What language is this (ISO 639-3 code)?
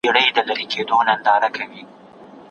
pus